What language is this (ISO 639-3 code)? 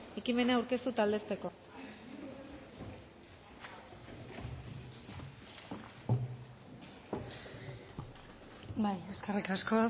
eus